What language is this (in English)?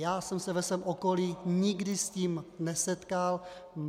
Czech